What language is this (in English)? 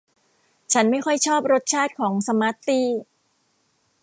Thai